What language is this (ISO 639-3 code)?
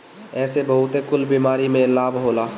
bho